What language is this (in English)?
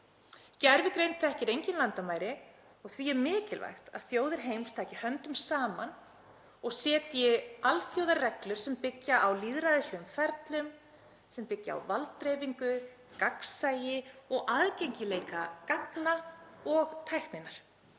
Icelandic